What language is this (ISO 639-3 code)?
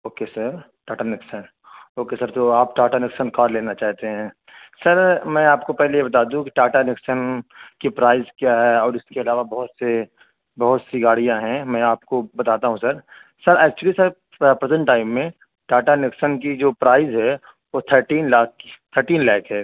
urd